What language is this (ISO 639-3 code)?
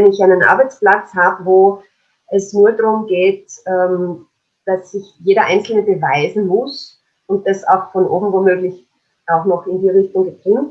deu